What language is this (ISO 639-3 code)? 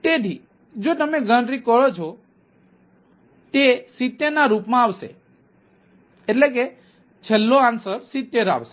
guj